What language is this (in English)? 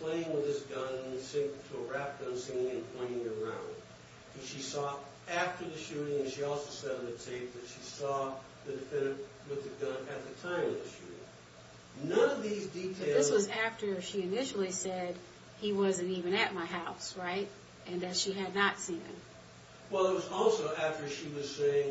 English